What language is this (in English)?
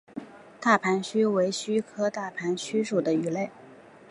Chinese